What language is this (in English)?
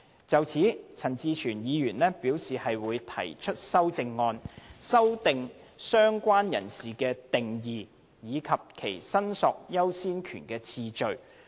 Cantonese